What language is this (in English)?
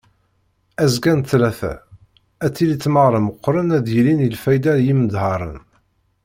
Kabyle